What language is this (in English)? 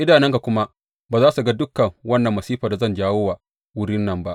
Hausa